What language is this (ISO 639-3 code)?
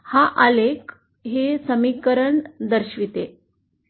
mar